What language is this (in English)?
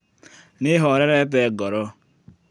Kikuyu